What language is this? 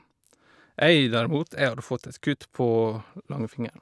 Norwegian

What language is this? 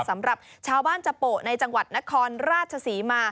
Thai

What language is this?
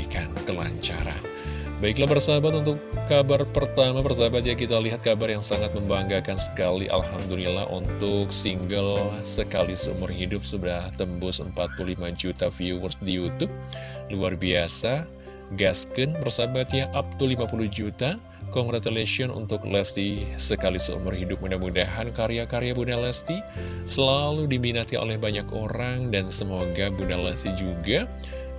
Indonesian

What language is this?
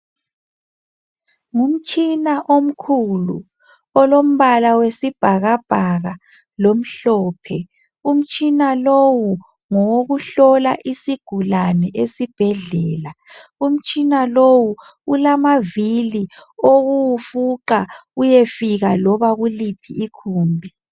North Ndebele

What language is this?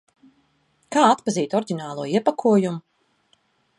Latvian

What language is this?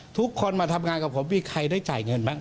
Thai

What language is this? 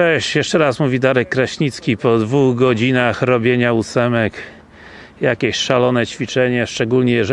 Polish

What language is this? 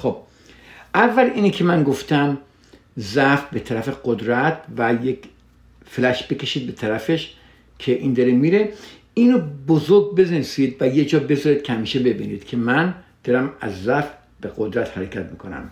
Persian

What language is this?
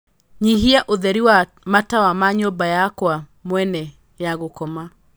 Kikuyu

